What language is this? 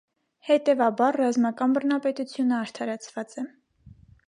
Armenian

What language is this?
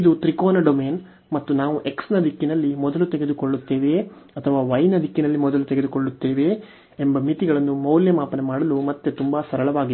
Kannada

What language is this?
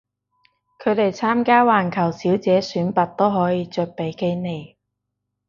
Cantonese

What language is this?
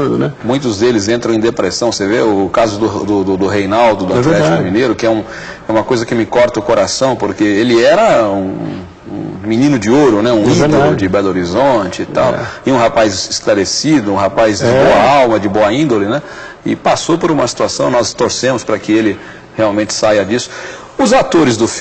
Portuguese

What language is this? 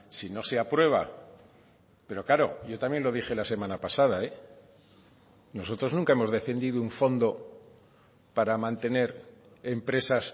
Spanish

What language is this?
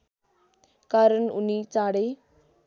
Nepali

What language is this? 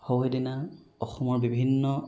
Assamese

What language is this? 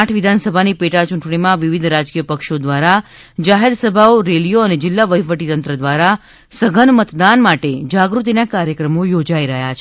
Gujarati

